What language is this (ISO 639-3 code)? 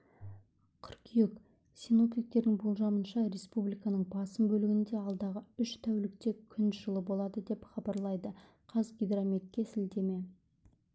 kaz